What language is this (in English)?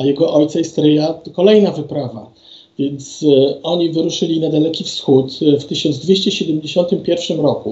Polish